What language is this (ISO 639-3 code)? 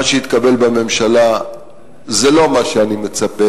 heb